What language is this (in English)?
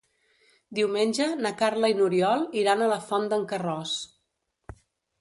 Catalan